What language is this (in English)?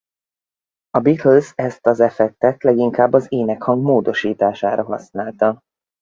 Hungarian